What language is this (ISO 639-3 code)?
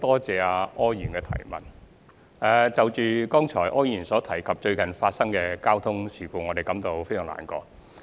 yue